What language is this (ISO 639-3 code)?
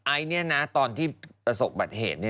tha